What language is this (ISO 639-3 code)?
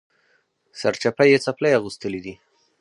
pus